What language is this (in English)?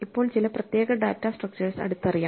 Malayalam